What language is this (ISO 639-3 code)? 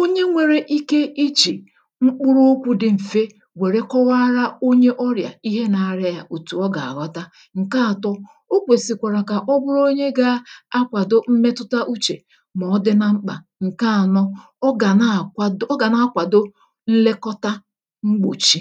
ibo